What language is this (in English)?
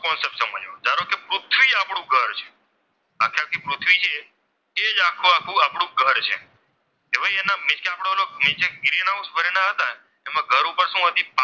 Gujarati